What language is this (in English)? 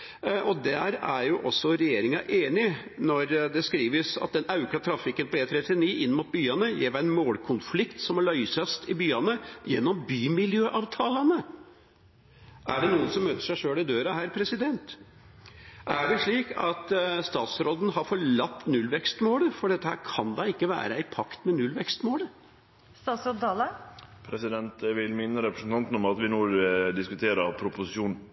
Norwegian Nynorsk